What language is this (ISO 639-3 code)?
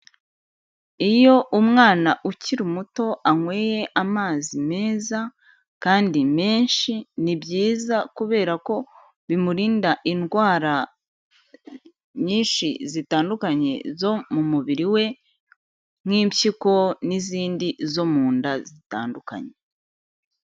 kin